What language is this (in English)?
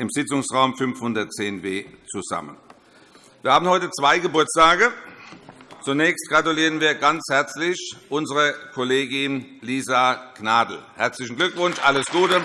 German